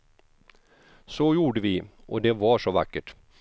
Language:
Swedish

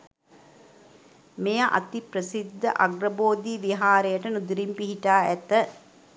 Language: Sinhala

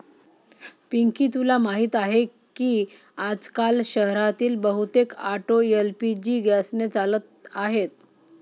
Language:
Marathi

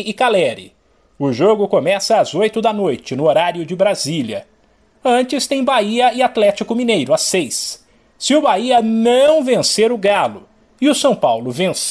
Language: Portuguese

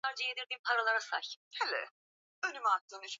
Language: Swahili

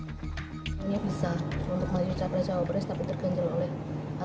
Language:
Indonesian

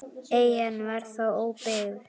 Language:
Icelandic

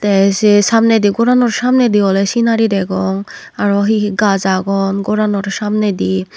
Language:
Chakma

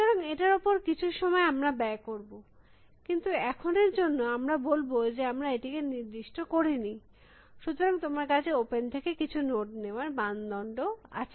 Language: Bangla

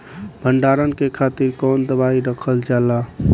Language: Bhojpuri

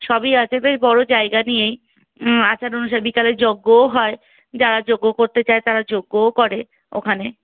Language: Bangla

